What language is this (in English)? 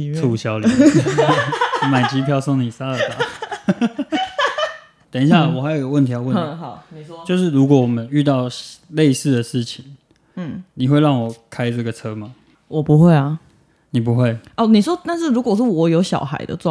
Chinese